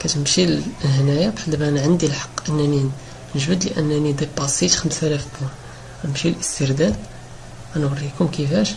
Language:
Arabic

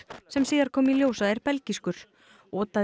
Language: Icelandic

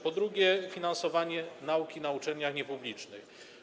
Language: Polish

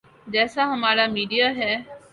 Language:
Urdu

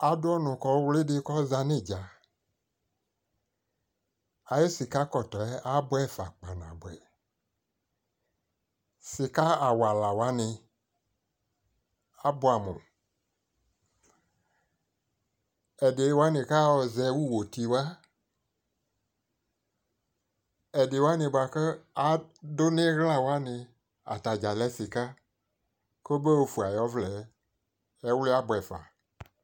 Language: Ikposo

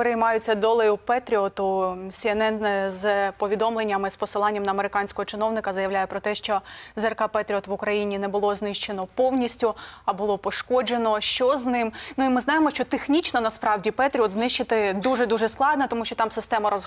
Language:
Ukrainian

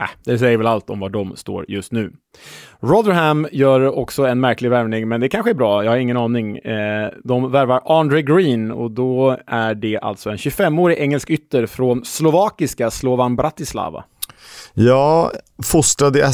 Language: Swedish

